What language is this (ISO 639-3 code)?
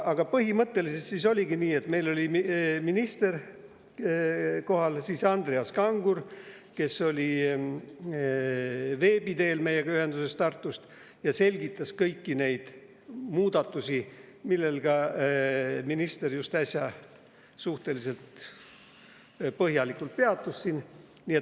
est